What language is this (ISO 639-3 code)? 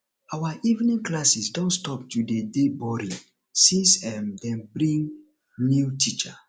pcm